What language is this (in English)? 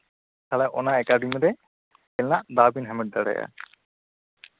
Santali